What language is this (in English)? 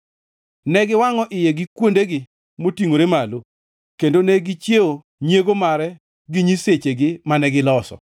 Luo (Kenya and Tanzania)